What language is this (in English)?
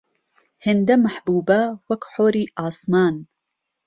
Central Kurdish